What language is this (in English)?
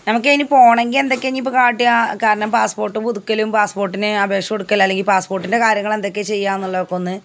Malayalam